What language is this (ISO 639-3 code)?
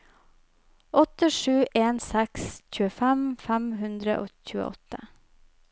nor